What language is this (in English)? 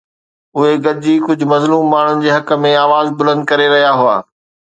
Sindhi